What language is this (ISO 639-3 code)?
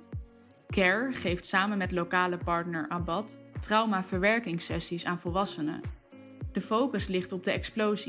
nld